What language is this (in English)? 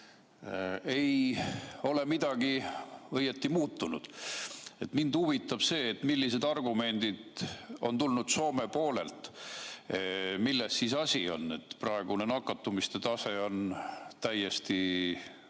Estonian